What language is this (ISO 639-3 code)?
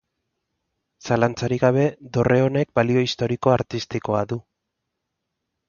eus